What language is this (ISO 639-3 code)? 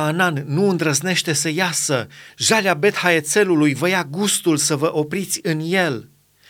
ron